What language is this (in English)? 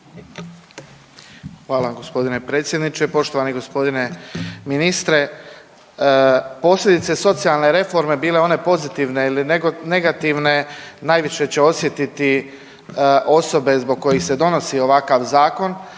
Croatian